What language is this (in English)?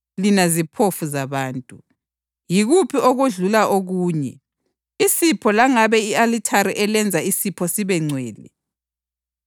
North Ndebele